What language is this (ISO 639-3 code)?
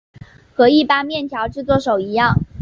zho